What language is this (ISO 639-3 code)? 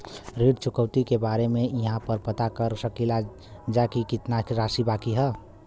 bho